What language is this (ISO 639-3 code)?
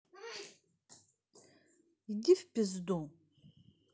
rus